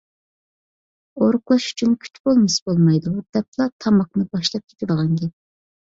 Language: Uyghur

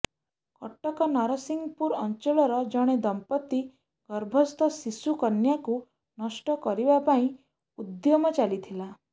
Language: Odia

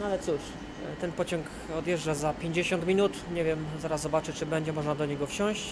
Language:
Polish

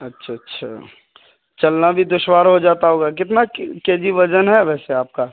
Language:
Urdu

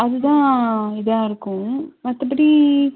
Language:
Tamil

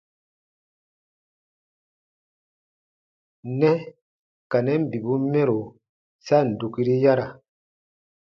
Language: Baatonum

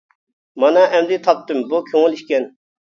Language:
Uyghur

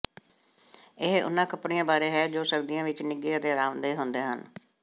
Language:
Punjabi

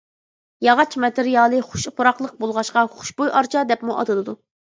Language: Uyghur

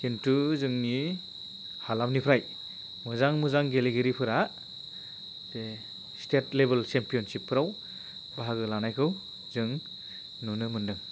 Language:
Bodo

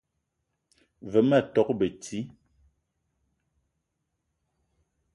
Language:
Eton (Cameroon)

